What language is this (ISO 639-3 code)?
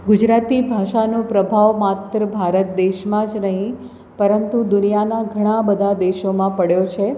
guj